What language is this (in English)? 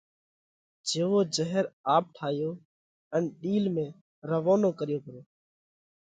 Parkari Koli